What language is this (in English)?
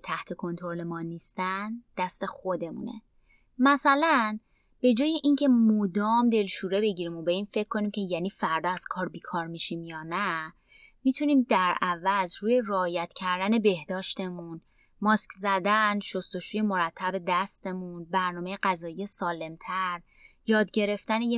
Persian